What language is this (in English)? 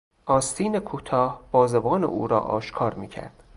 Persian